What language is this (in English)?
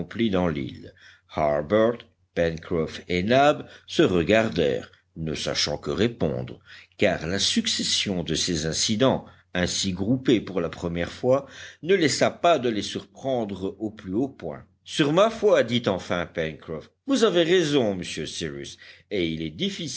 French